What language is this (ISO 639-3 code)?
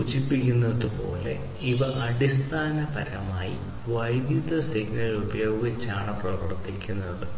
mal